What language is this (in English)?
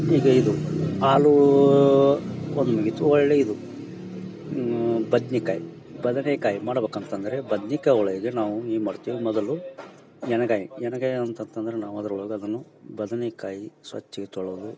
Kannada